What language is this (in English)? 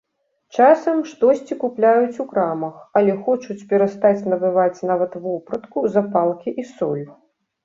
Belarusian